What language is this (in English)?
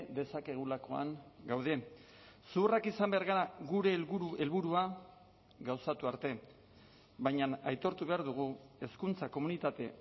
Basque